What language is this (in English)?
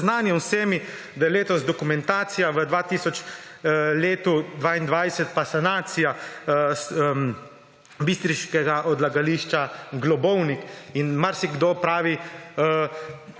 Slovenian